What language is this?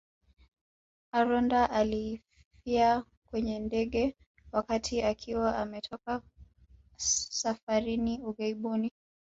Swahili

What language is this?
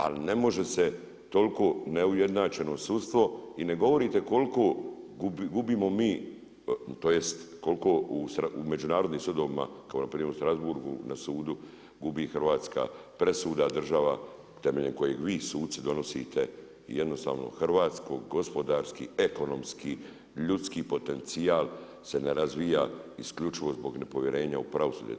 Croatian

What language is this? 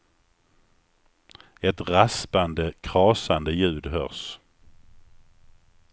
Swedish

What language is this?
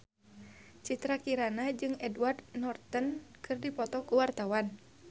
Sundanese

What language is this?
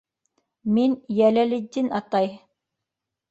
Bashkir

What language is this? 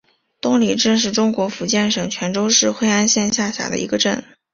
Chinese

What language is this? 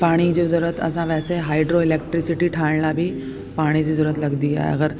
Sindhi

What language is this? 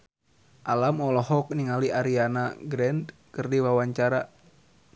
Sundanese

